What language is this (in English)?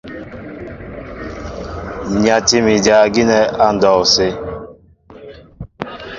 Mbo (Cameroon)